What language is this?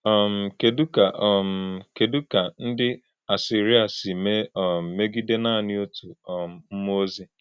Igbo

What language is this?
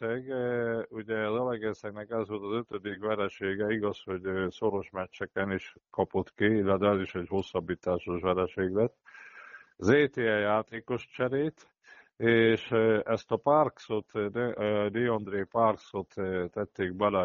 Hungarian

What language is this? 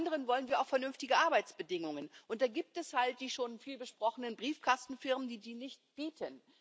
German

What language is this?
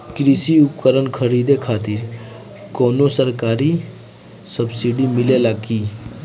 Bhojpuri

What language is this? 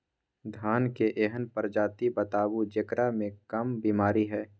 Maithili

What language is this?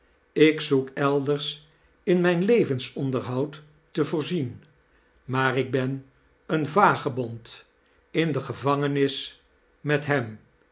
Dutch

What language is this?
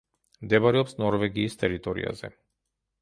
Georgian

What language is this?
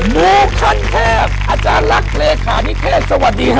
Thai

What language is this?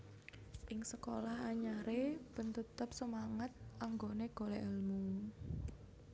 Javanese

